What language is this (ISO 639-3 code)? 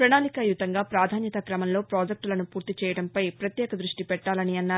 tel